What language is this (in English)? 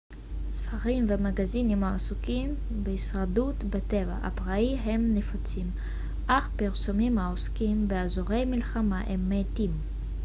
Hebrew